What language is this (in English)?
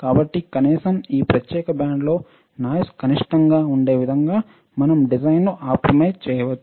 Telugu